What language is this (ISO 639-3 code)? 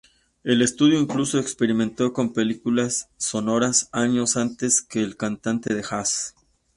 spa